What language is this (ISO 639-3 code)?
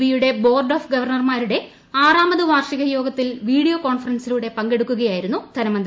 mal